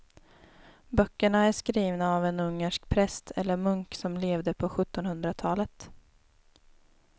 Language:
Swedish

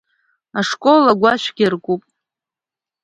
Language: Abkhazian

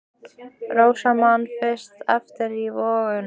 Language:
Icelandic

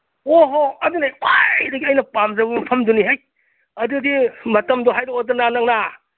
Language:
Manipuri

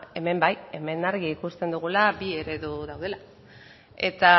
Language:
Basque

